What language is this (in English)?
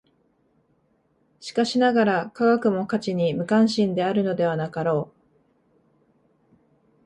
Japanese